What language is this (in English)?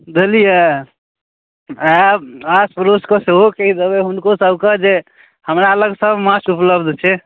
Maithili